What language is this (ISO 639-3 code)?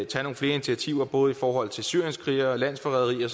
dan